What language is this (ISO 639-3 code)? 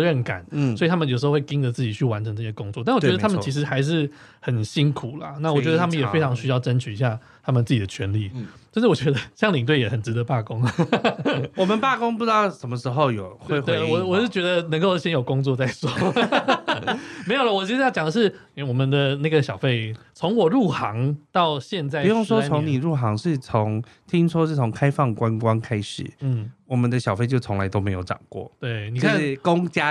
zho